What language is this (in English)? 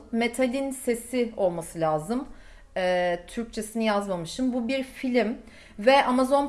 Turkish